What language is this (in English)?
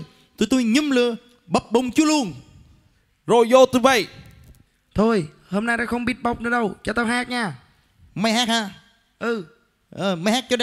Vietnamese